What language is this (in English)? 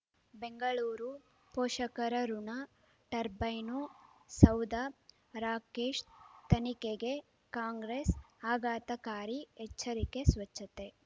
Kannada